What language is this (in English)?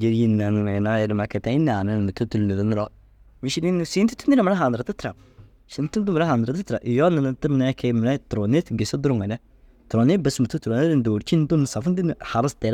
Dazaga